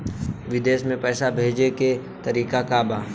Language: Bhojpuri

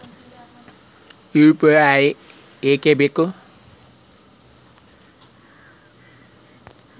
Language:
Kannada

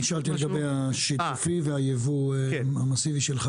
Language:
Hebrew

